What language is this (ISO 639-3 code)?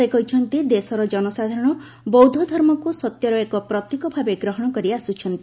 ori